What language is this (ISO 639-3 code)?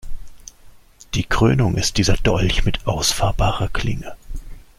deu